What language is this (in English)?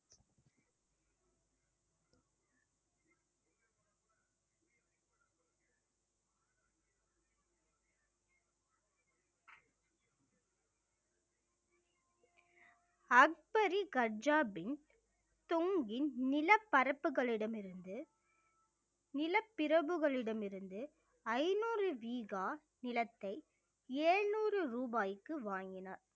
Tamil